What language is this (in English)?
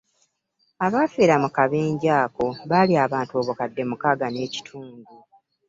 Ganda